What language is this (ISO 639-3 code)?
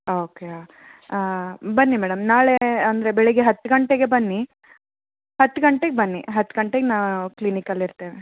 kan